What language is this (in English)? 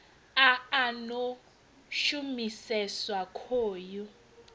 Venda